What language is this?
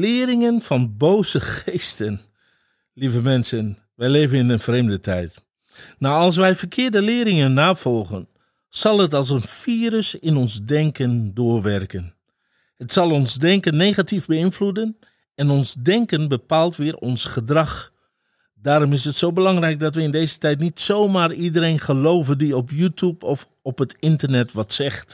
Dutch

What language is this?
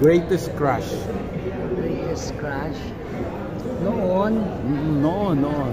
Filipino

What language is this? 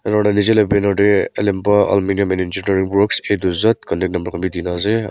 Naga Pidgin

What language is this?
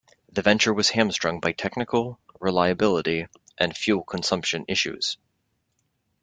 English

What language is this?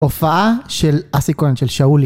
Hebrew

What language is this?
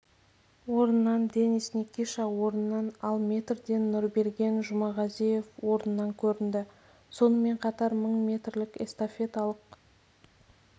Kazakh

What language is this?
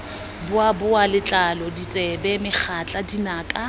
Tswana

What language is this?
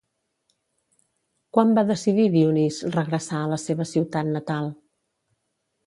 Catalan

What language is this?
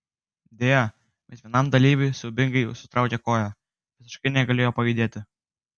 Lithuanian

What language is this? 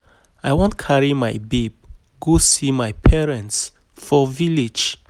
Nigerian Pidgin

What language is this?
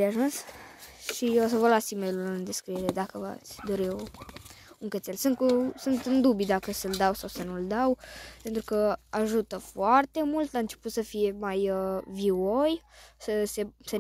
Romanian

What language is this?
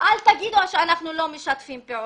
Hebrew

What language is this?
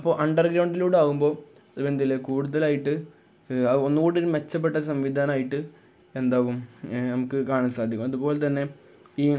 Malayalam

